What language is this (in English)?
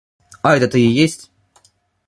Russian